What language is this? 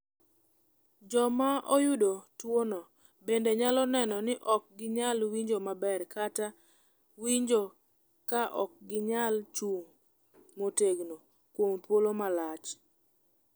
Luo (Kenya and Tanzania)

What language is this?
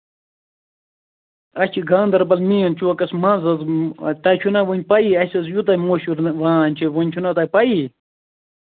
Kashmiri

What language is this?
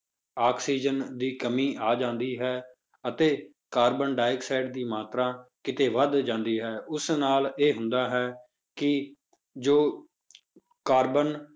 Punjabi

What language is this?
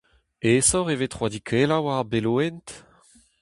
Breton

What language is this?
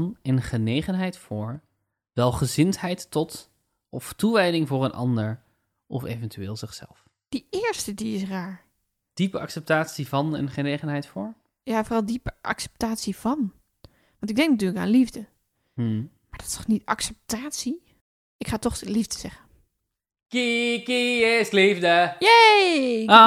Dutch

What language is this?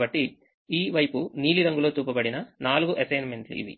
Telugu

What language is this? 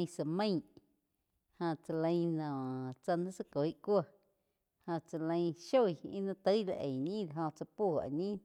Quiotepec Chinantec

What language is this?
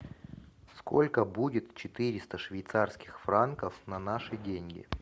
Russian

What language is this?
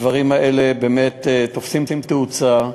Hebrew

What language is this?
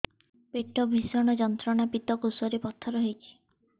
Odia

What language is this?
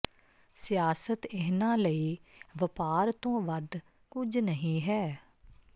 Punjabi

